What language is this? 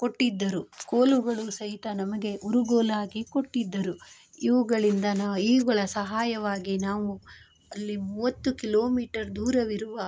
Kannada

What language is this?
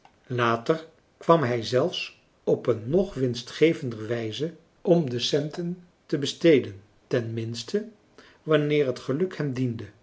Dutch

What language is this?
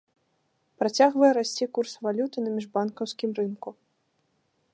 Belarusian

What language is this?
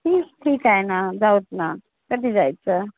Marathi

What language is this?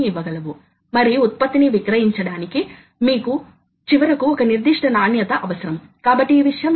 Telugu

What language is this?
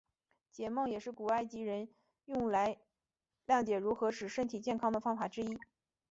Chinese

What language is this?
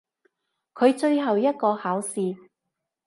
Cantonese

